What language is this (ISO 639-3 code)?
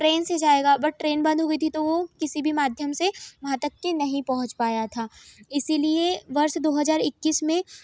hin